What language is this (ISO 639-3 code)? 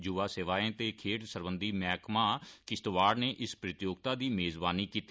doi